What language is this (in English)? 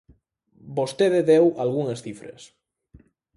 Galician